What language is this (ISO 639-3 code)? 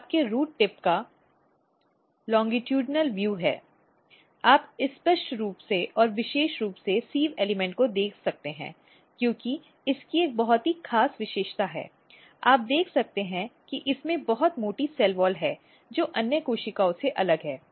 hin